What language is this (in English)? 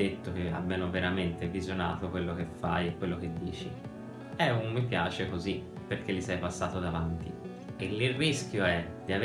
Italian